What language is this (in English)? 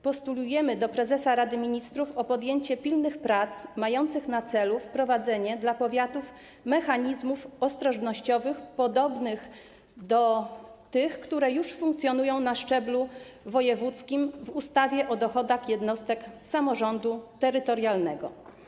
Polish